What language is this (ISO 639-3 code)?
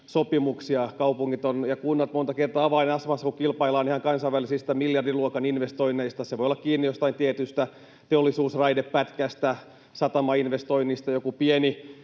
fin